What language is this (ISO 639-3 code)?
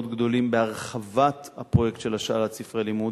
heb